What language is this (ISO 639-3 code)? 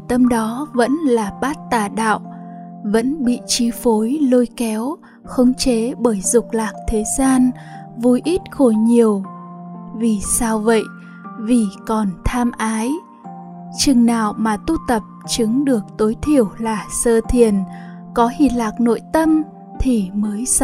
vie